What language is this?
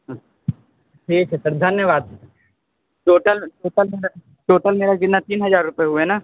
Hindi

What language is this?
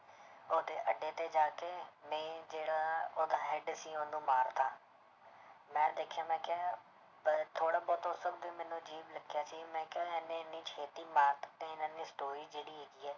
Punjabi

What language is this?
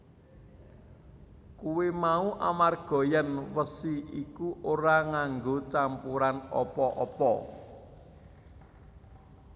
Javanese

